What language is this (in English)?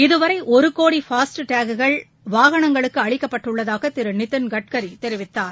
Tamil